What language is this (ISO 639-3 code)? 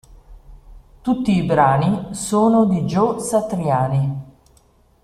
ita